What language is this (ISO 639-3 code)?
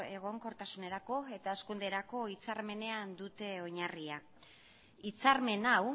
eus